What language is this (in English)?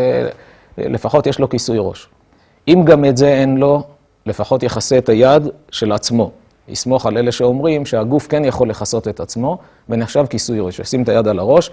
Hebrew